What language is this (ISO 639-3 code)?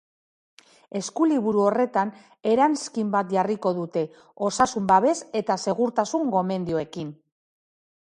eus